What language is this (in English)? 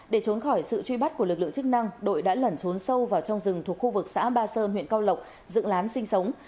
Vietnamese